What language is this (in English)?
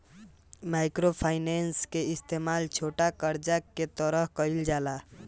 Bhojpuri